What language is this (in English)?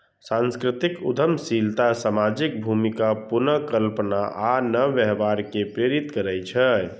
Maithili